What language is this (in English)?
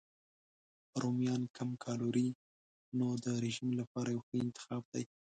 Pashto